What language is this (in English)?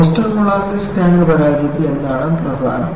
Malayalam